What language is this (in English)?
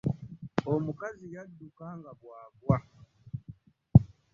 Ganda